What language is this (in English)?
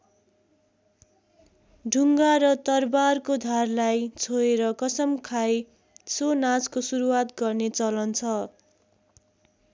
Nepali